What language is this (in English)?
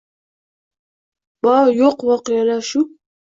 Uzbek